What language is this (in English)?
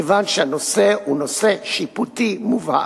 Hebrew